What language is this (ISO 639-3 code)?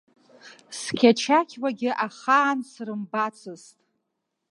abk